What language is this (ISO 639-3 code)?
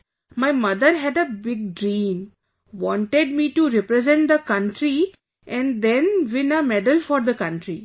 eng